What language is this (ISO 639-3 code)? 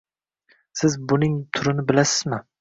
uzb